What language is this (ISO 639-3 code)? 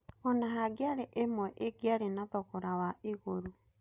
kik